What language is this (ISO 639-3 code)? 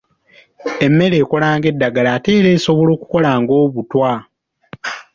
lug